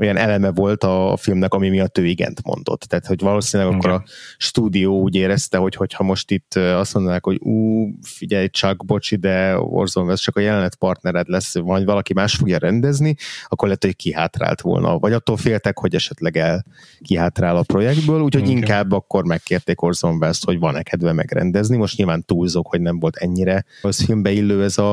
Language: Hungarian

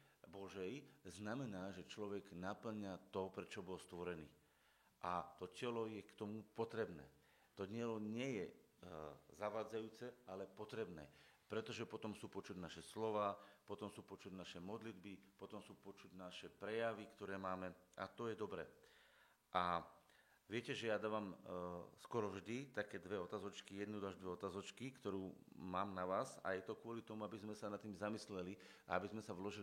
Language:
Slovak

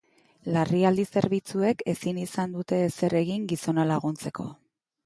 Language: Basque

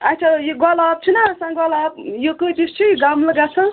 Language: Kashmiri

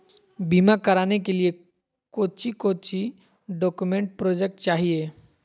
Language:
Magahi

